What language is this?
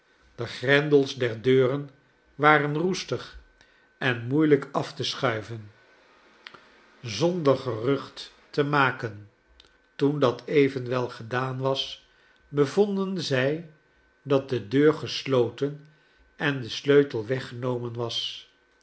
Dutch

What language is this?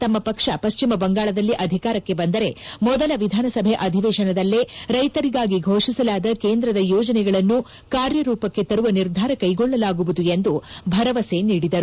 Kannada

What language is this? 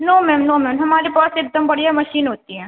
Urdu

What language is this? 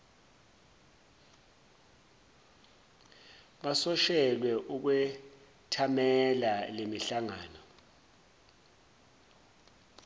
Zulu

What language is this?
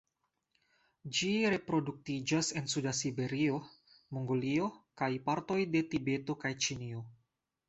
Esperanto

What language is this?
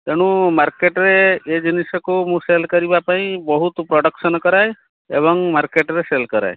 Odia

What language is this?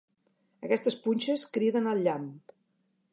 Catalan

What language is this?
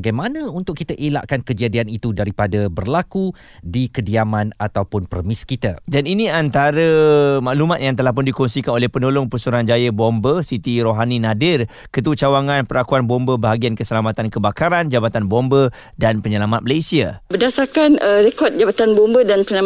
Malay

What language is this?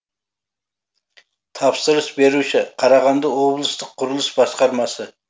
Kazakh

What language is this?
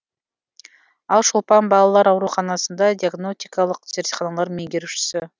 Kazakh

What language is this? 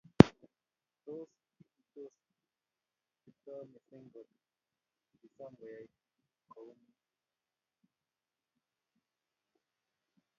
Kalenjin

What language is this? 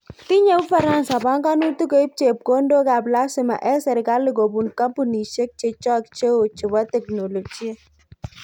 Kalenjin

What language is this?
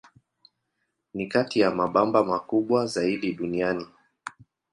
Swahili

